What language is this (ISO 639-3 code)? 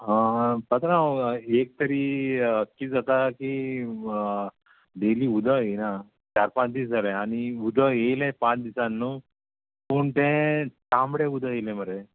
kok